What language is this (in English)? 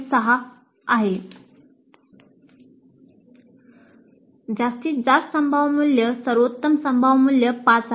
Marathi